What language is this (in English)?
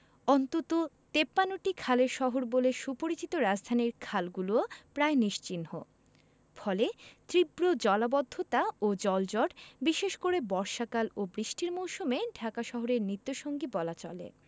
Bangla